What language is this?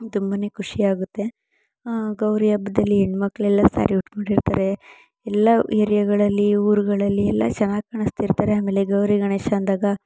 Kannada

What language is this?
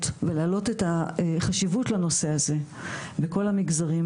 Hebrew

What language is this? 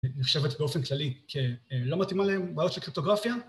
Hebrew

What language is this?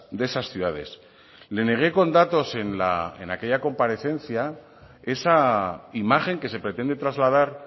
Spanish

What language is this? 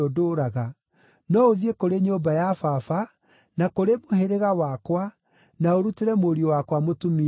Kikuyu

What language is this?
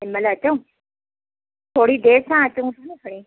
Sindhi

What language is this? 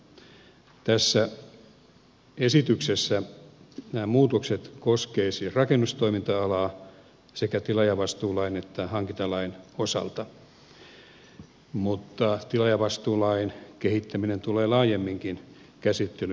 Finnish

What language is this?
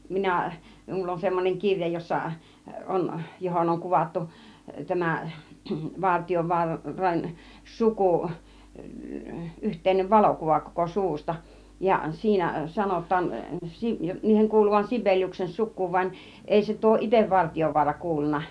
Finnish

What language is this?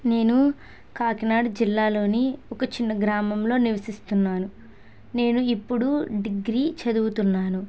Telugu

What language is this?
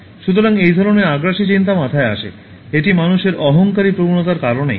Bangla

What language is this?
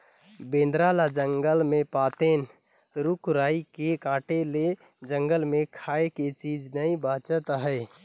Chhattisgarhi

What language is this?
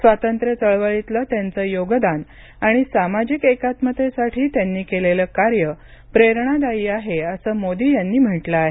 Marathi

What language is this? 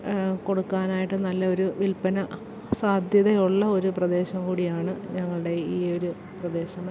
Malayalam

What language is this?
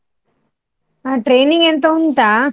Kannada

